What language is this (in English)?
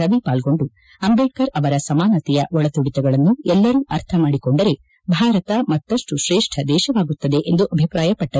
Kannada